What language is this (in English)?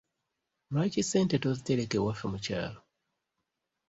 Ganda